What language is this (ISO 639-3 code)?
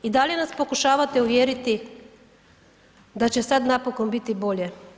hrv